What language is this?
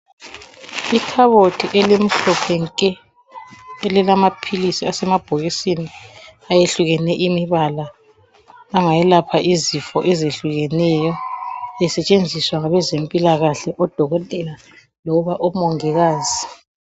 North Ndebele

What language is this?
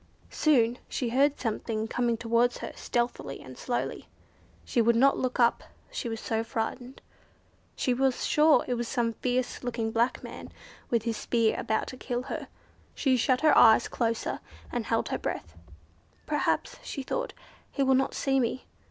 English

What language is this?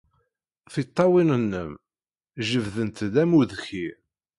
Kabyle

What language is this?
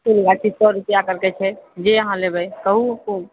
Maithili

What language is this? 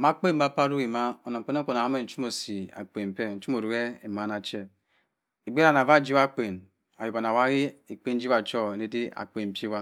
Cross River Mbembe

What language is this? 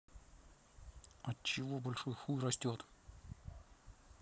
Russian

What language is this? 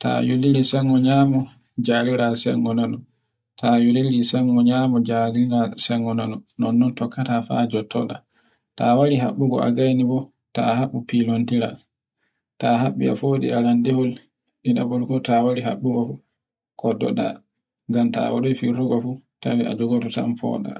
Borgu Fulfulde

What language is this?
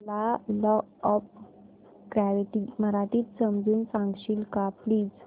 Marathi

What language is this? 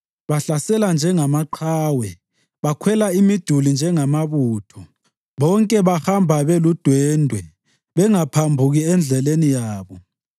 North Ndebele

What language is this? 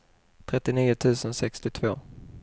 Swedish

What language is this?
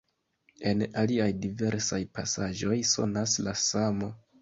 Esperanto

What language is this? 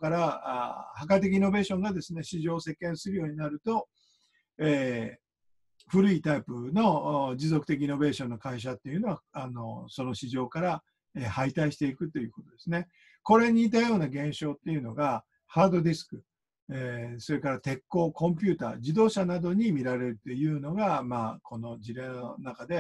Japanese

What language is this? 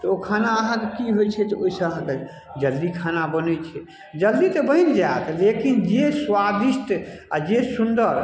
Maithili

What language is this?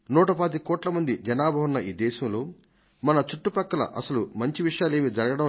Telugu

